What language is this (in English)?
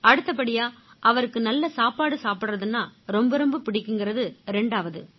Tamil